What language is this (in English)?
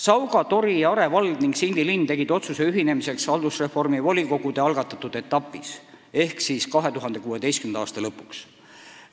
Estonian